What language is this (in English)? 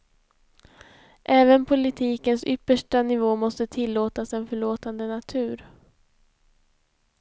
Swedish